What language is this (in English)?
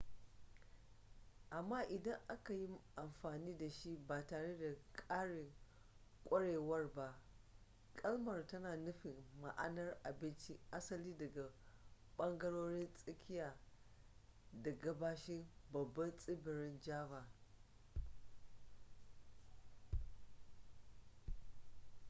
Hausa